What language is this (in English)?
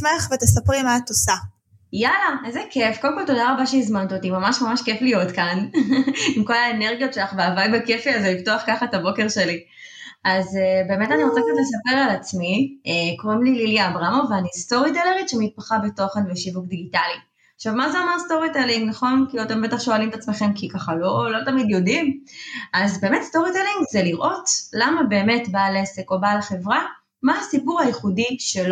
Hebrew